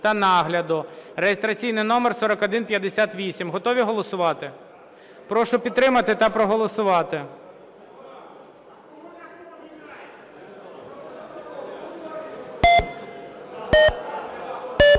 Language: Ukrainian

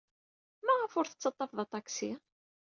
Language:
Kabyle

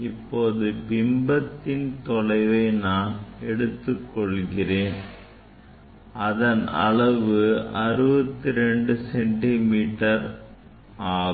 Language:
Tamil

